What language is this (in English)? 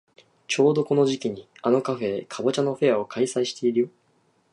Japanese